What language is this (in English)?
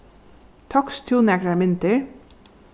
Faroese